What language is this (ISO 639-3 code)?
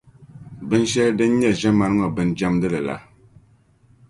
dag